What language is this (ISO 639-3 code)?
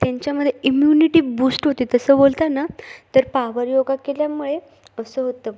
mar